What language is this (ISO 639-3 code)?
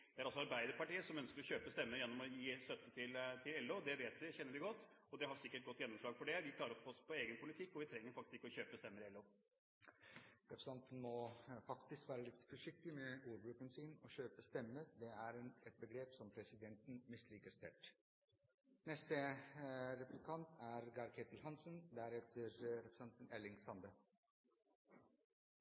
nob